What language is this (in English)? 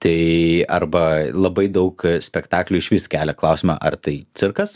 Lithuanian